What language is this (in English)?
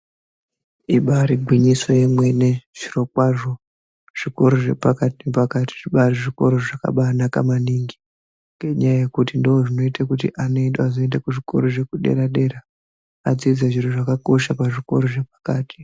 Ndau